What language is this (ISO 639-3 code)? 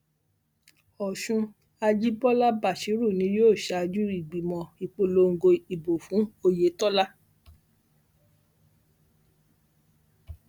yor